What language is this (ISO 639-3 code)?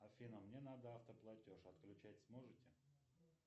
rus